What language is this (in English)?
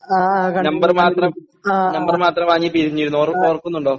Malayalam